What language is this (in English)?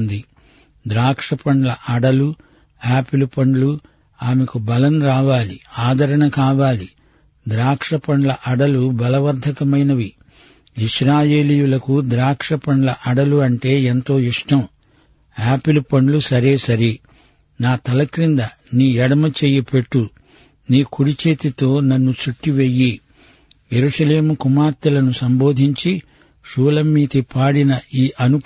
Telugu